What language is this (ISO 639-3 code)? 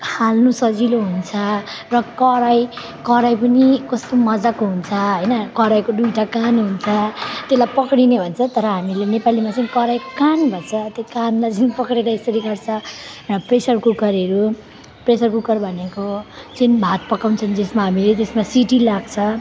nep